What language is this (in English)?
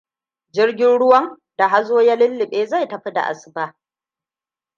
Hausa